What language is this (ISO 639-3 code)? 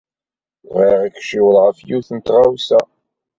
kab